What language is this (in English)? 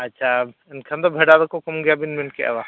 Santali